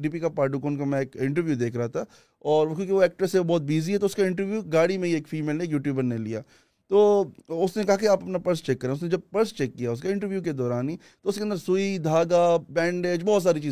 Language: Urdu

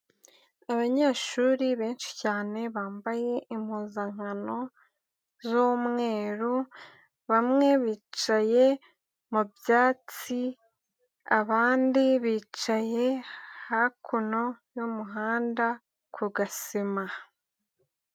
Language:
Kinyarwanda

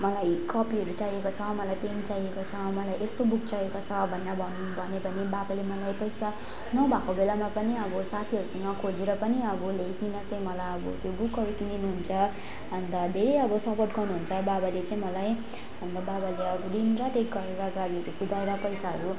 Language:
Nepali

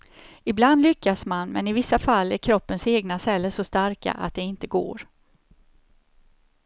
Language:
Swedish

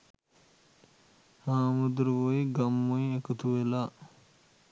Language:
Sinhala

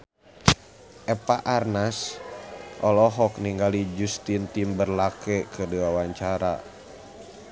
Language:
Sundanese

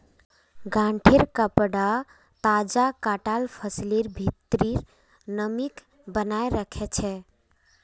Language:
Magahi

